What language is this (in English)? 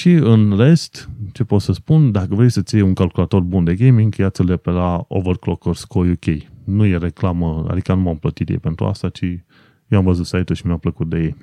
Romanian